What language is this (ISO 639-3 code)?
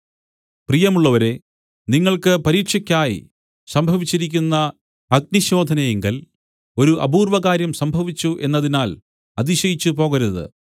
mal